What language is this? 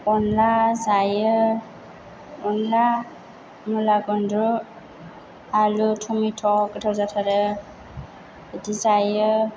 Bodo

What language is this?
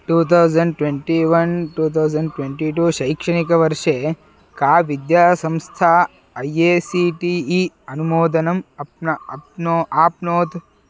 Sanskrit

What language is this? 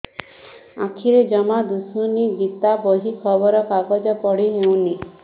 Odia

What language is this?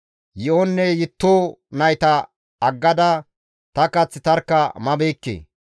Gamo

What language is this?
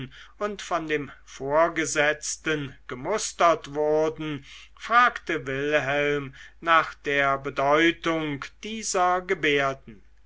German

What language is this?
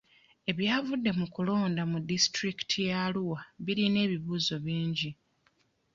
Ganda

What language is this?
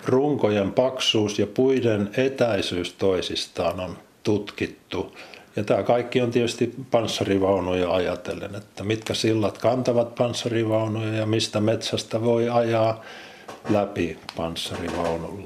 Finnish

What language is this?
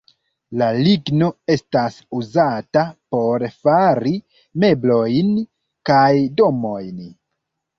Esperanto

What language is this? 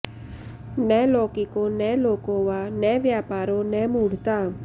Sanskrit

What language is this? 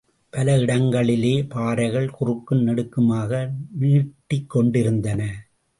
Tamil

